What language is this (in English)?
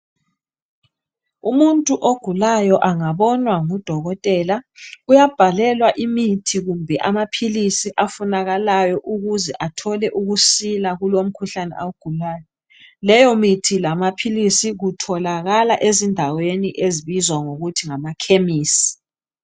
North Ndebele